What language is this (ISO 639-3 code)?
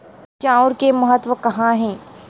hne